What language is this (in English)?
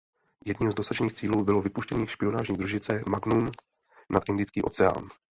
Czech